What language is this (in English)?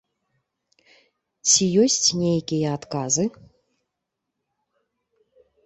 Belarusian